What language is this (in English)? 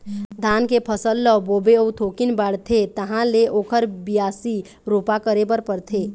Chhattisgarhi